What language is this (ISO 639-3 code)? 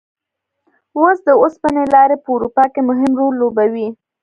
pus